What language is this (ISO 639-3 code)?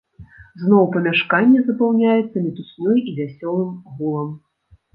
bel